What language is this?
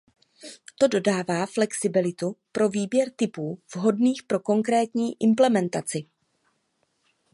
Czech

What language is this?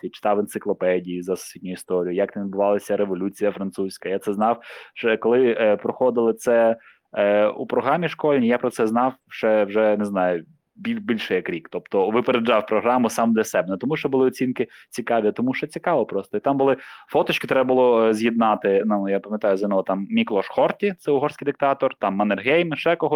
Ukrainian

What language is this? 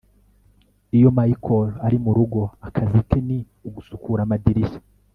Kinyarwanda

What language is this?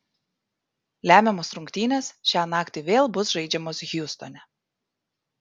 Lithuanian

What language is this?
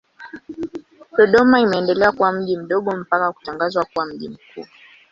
Swahili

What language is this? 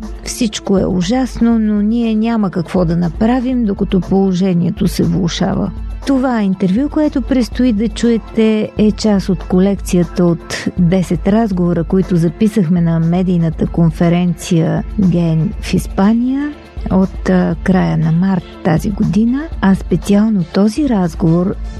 Bulgarian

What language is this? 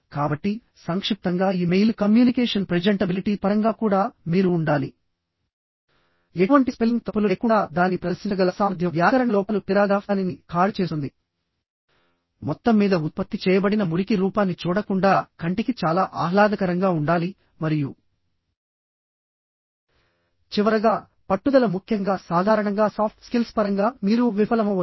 Telugu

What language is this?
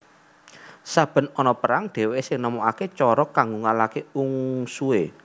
Javanese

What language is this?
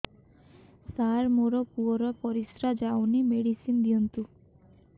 Odia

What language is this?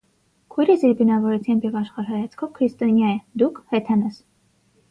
Armenian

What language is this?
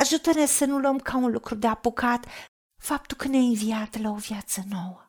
Romanian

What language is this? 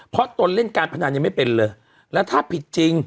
Thai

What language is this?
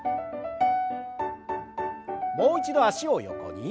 Japanese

